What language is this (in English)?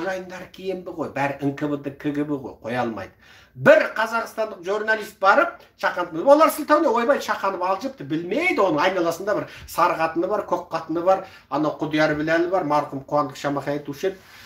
Turkish